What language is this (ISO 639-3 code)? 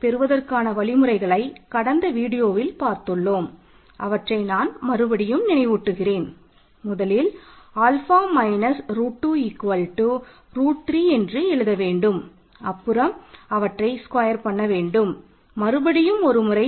tam